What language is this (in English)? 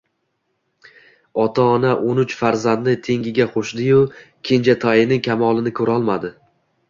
Uzbek